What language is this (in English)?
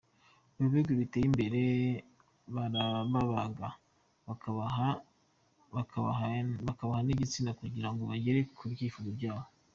Kinyarwanda